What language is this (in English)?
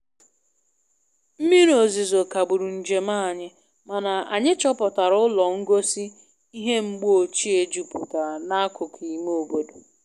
Igbo